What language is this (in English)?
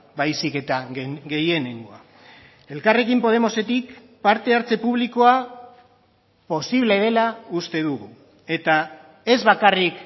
Basque